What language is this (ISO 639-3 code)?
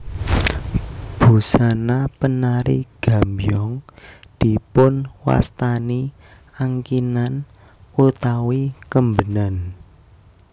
jav